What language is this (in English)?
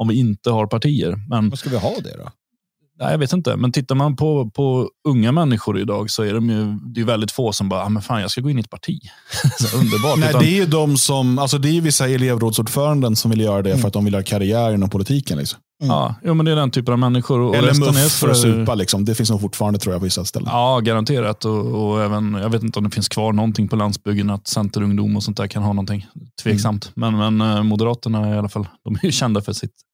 Swedish